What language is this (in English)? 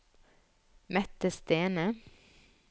Norwegian